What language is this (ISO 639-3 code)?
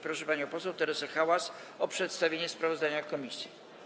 pol